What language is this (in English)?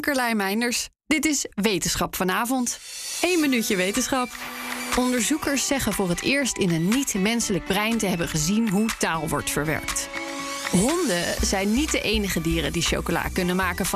Dutch